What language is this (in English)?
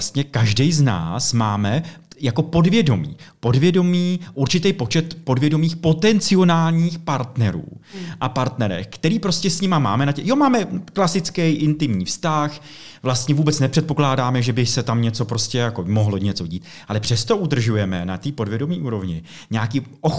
Czech